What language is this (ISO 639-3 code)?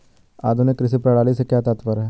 hin